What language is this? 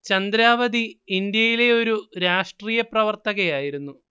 Malayalam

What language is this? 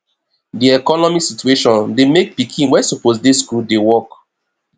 Nigerian Pidgin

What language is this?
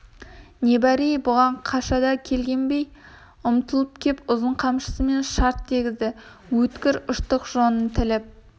Kazakh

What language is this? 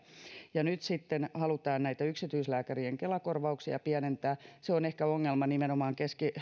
Finnish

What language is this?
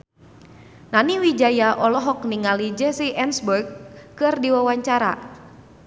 Sundanese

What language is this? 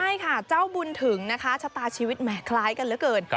Thai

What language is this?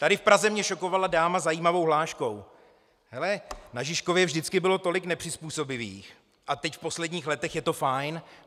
Czech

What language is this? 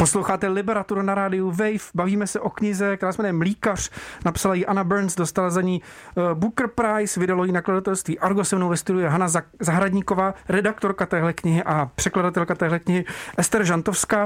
Czech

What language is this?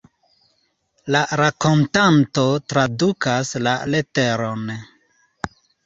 Esperanto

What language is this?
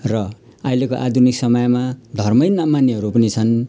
Nepali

